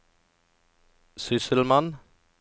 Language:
Norwegian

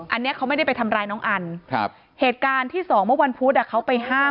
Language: Thai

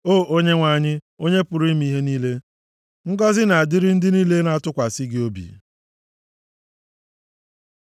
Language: Igbo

